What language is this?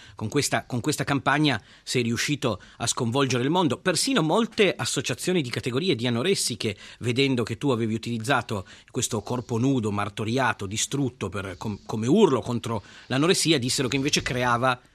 Italian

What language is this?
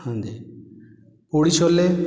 Punjabi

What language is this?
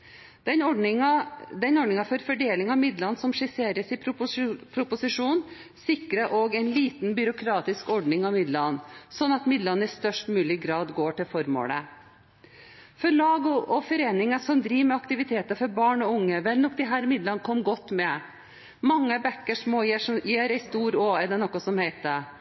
Norwegian Bokmål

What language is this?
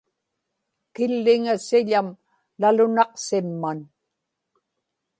Inupiaq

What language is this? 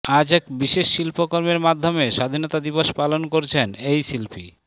Bangla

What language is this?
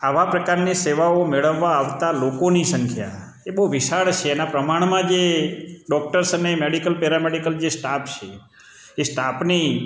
Gujarati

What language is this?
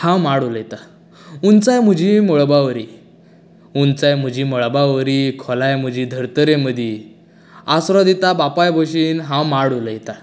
Konkani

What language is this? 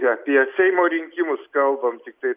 Lithuanian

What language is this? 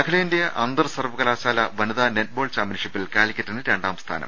Malayalam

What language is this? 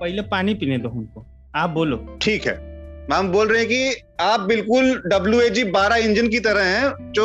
Hindi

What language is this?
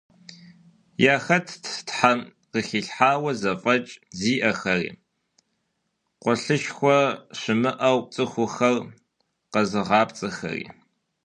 Kabardian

